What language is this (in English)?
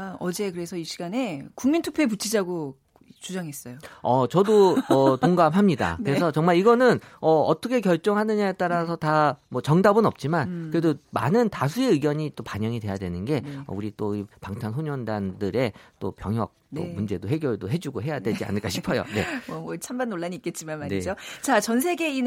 Korean